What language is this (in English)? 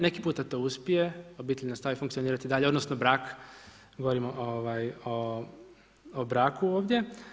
Croatian